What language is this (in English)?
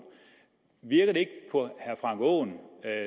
Danish